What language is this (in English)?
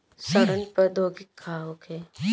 Bhojpuri